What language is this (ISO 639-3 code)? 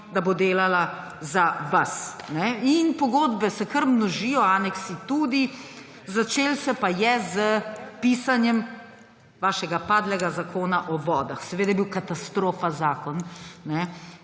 slv